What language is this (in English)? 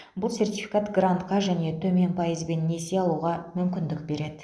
Kazakh